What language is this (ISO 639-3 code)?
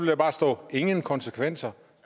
dan